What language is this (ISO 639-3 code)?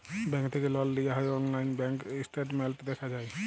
ben